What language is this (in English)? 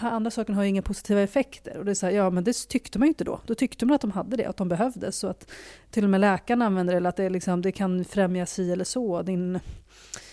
Swedish